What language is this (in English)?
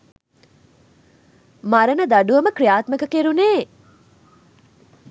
Sinhala